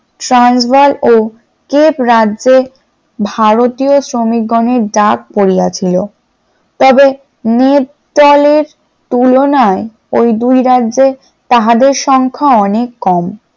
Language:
Bangla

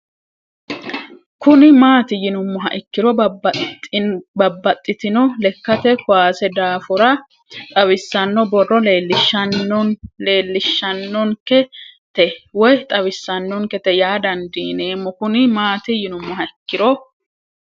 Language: Sidamo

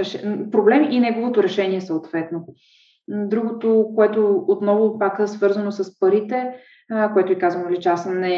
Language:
Bulgarian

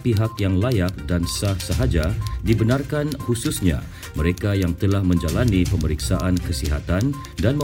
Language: Malay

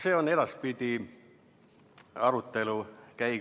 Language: Estonian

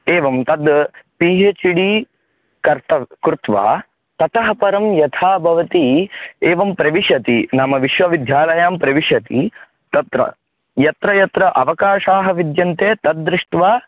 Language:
Sanskrit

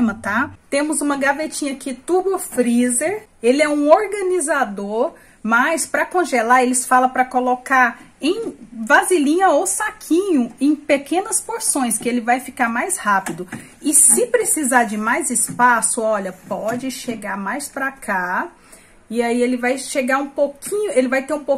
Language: Portuguese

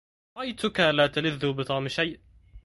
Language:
Arabic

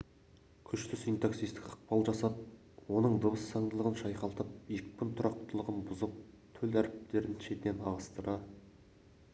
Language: Kazakh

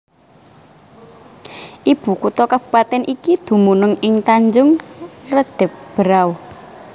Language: Javanese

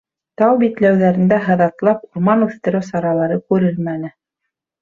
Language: Bashkir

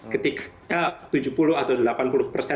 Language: Indonesian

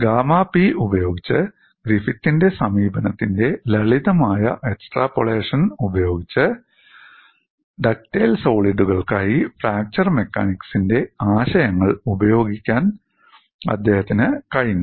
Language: Malayalam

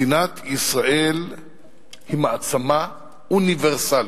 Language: Hebrew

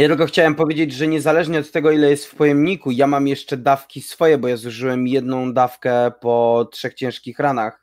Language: Polish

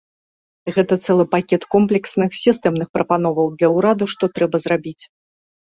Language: Belarusian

